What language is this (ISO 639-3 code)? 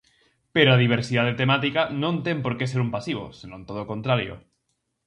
glg